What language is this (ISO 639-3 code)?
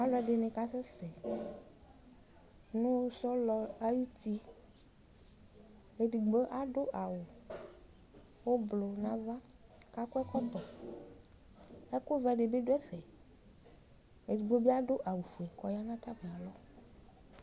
kpo